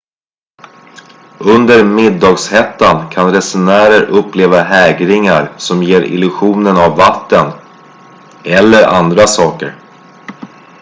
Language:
Swedish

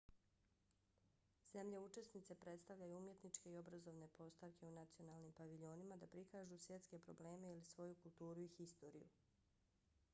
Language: Bosnian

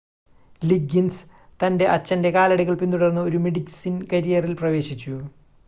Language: Malayalam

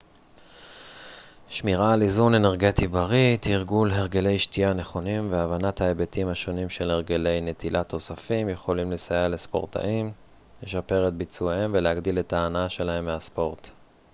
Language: Hebrew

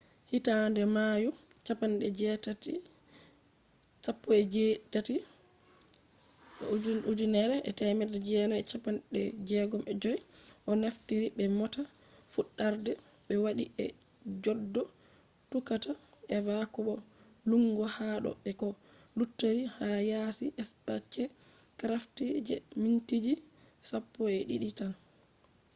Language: Fula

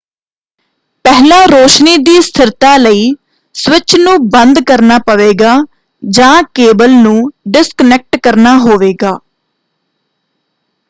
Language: Punjabi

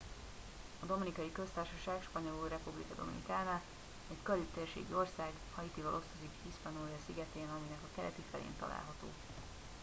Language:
Hungarian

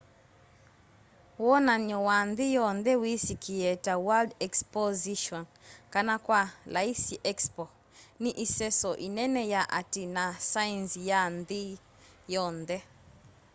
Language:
Kamba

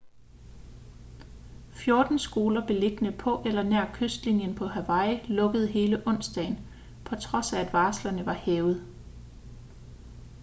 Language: Danish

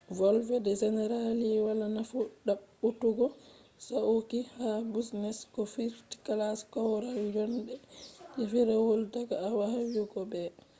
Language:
Fula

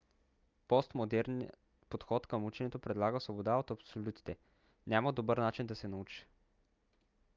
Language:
Bulgarian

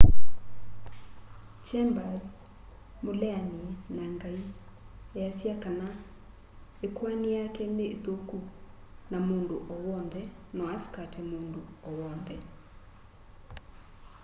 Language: Kamba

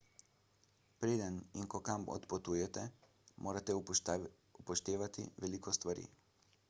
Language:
Slovenian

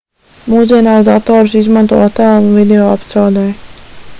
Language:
Latvian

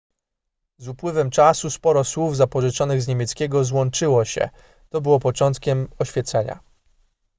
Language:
Polish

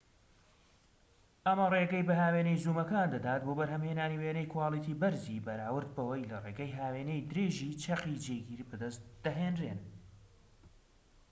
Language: Central Kurdish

